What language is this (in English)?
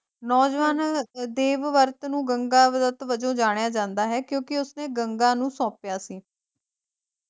Punjabi